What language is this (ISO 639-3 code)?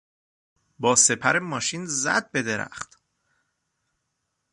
fas